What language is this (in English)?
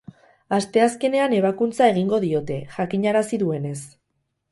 Basque